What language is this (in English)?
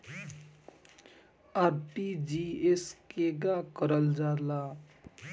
Bhojpuri